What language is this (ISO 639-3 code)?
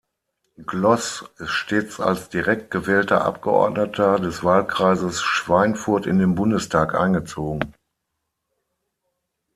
deu